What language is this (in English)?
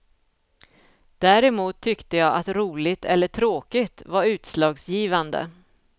Swedish